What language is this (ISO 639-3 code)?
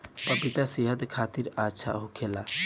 bho